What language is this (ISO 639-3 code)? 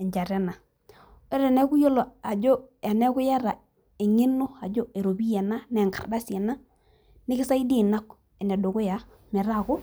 mas